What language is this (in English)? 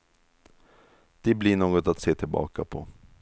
Swedish